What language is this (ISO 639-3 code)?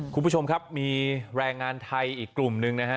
tha